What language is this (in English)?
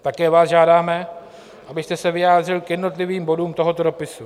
Czech